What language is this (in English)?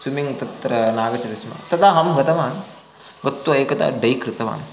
Sanskrit